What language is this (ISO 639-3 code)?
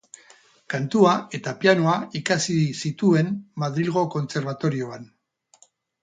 eus